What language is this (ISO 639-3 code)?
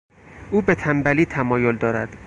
fas